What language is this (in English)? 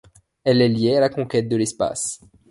French